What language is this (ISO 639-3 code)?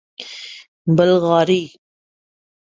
urd